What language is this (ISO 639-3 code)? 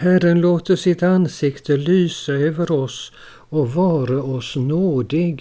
swe